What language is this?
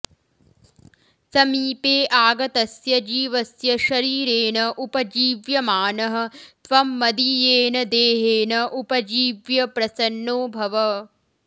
Sanskrit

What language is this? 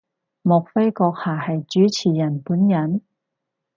Cantonese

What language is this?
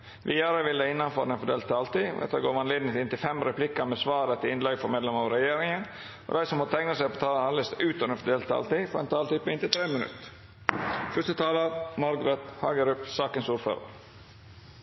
Norwegian Nynorsk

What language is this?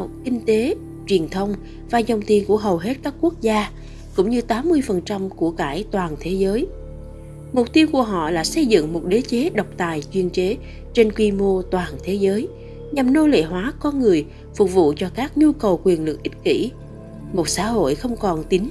Vietnamese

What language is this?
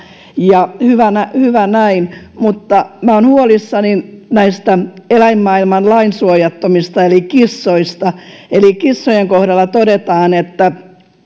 Finnish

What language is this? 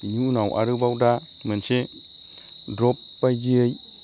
Bodo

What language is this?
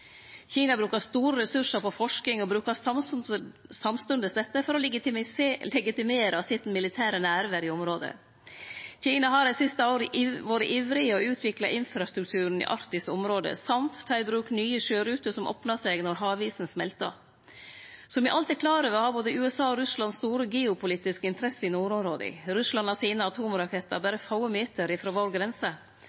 Norwegian Nynorsk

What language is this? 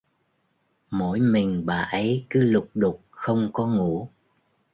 Vietnamese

